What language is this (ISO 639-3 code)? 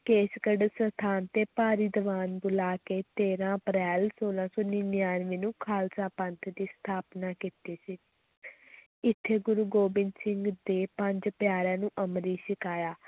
pan